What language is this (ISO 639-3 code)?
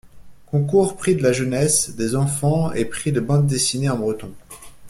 fra